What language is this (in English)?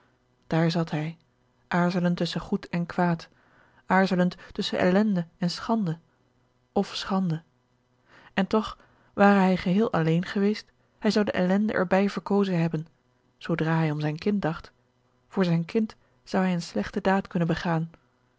Dutch